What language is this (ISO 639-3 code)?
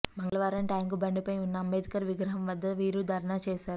tel